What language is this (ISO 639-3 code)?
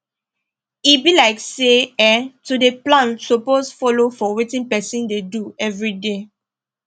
pcm